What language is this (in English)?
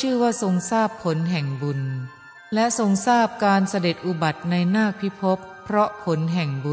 Thai